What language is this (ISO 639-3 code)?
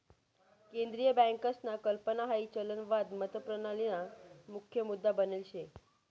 mar